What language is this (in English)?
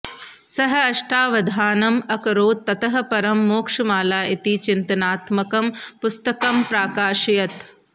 Sanskrit